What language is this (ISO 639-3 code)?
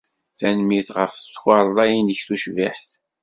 kab